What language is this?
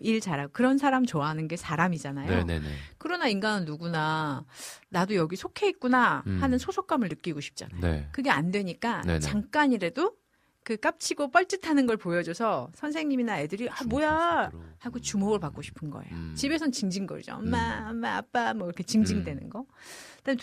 Korean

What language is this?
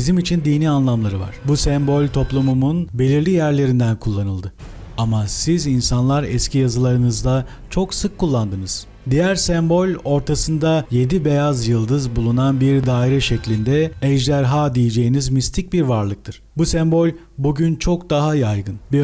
Turkish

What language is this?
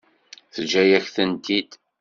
Kabyle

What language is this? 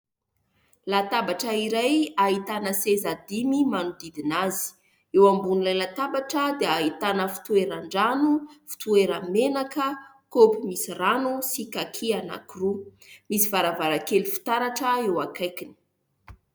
Malagasy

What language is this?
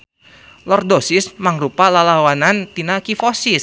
Sundanese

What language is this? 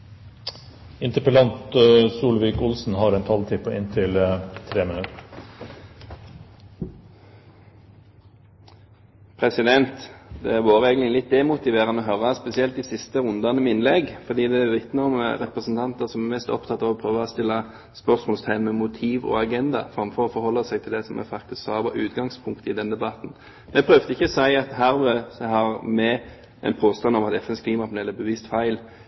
Norwegian Bokmål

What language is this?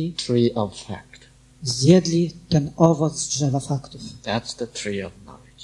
Polish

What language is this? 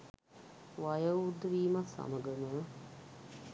Sinhala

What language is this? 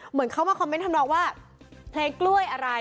Thai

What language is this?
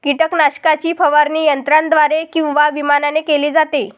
Marathi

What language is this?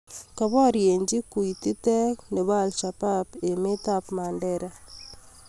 Kalenjin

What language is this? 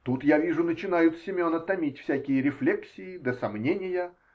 Russian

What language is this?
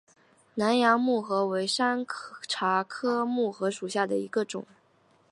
Chinese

